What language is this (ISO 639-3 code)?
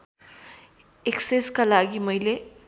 nep